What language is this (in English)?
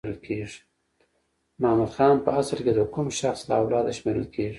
Pashto